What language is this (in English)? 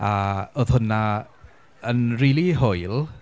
Welsh